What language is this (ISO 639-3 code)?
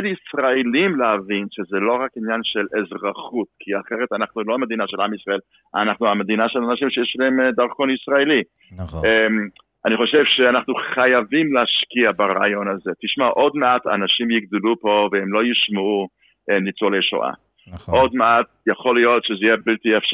heb